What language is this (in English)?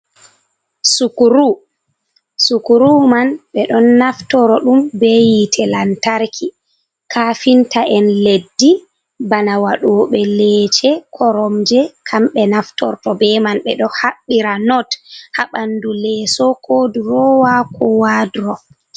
Fula